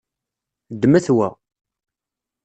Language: Kabyle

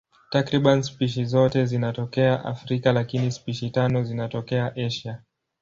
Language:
Swahili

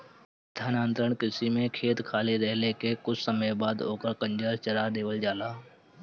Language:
Bhojpuri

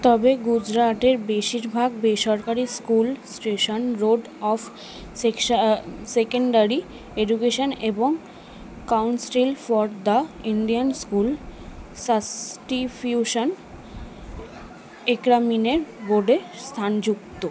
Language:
Bangla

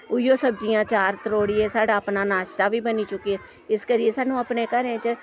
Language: Dogri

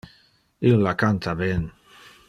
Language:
Interlingua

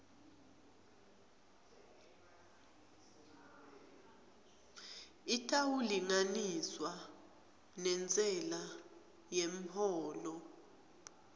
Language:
Swati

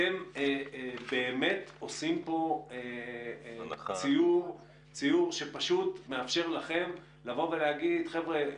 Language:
Hebrew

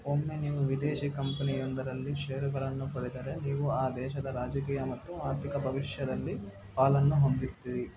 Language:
Kannada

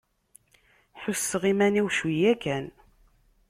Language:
Kabyle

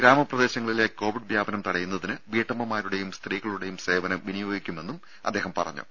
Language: Malayalam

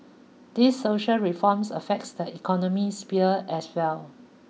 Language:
English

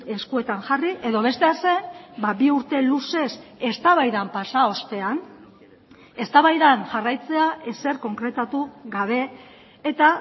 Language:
Basque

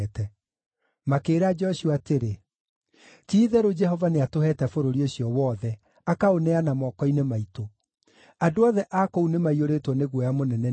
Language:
Kikuyu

